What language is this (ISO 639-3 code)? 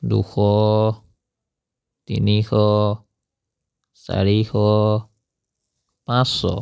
asm